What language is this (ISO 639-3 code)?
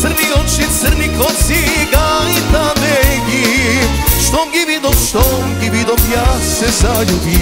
ron